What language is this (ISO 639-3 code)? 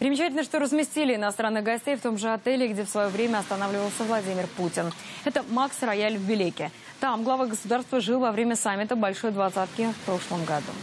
rus